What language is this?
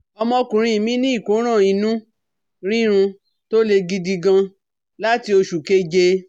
Yoruba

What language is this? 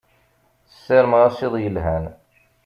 Kabyle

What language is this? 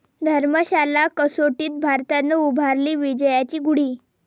Marathi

